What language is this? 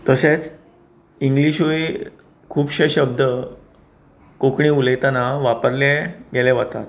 Konkani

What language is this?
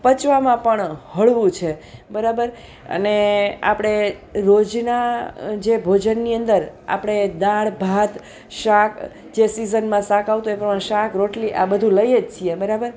Gujarati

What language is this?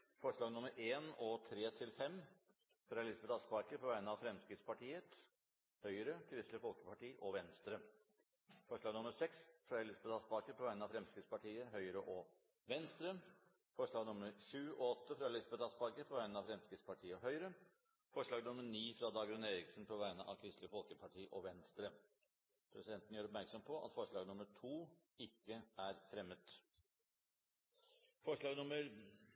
Norwegian Bokmål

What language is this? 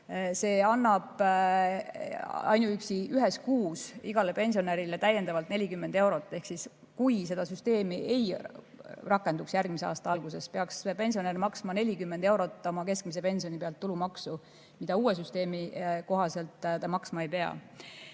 Estonian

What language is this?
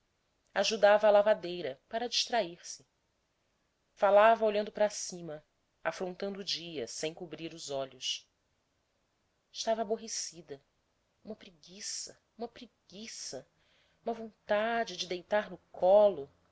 Portuguese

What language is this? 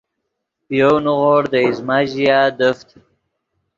Yidgha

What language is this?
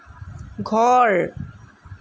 Assamese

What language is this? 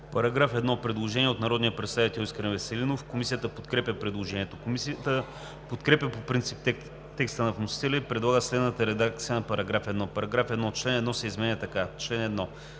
Bulgarian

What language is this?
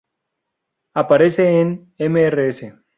Spanish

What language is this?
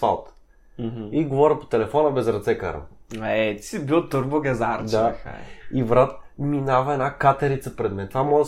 Bulgarian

